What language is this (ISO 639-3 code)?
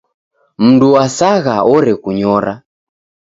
dav